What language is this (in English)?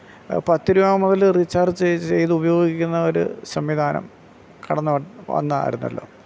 Malayalam